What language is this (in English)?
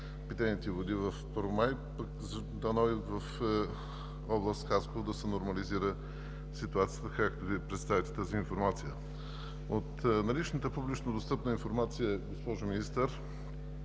Bulgarian